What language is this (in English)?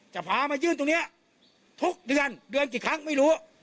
Thai